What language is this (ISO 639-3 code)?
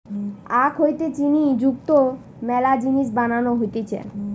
ben